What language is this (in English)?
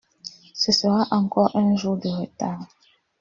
French